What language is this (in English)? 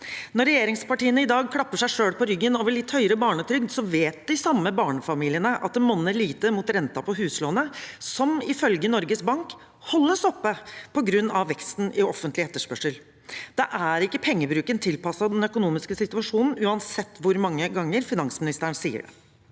Norwegian